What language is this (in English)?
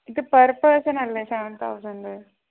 Malayalam